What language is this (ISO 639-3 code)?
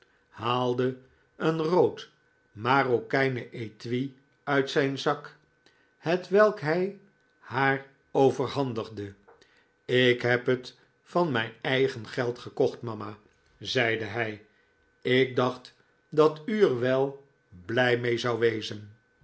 nld